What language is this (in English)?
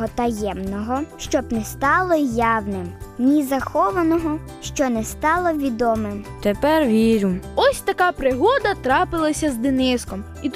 Ukrainian